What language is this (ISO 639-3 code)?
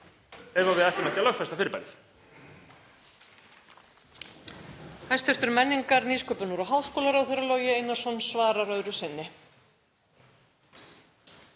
isl